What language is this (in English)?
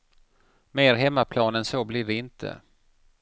Swedish